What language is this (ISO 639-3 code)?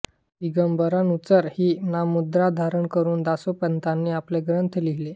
mar